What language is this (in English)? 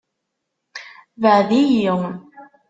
Kabyle